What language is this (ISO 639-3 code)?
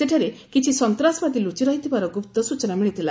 ori